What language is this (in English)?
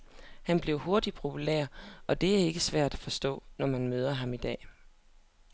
Danish